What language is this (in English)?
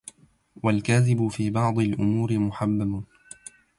Arabic